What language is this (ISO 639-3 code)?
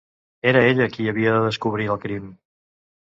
cat